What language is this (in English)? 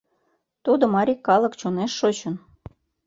Mari